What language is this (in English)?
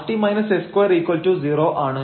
Malayalam